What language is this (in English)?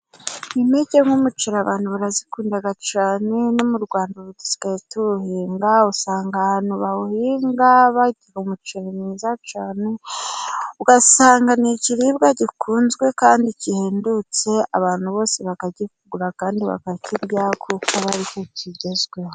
Kinyarwanda